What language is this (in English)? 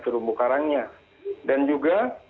Indonesian